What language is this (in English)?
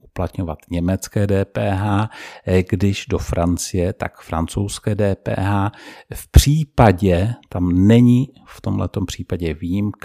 Czech